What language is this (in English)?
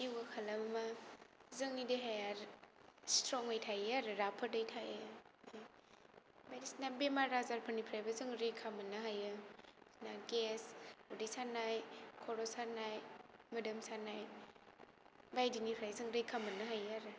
Bodo